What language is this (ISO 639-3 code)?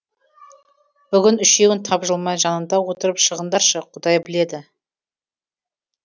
kaz